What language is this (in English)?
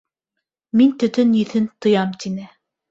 Bashkir